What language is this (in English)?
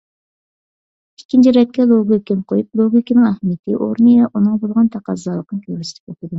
Uyghur